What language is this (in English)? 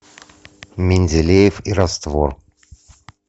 Russian